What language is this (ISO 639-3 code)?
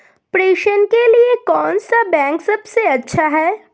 hin